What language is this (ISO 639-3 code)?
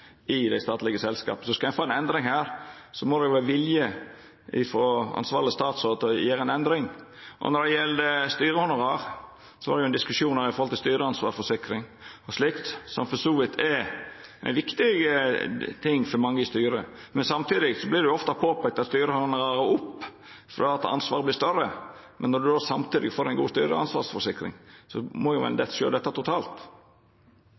nno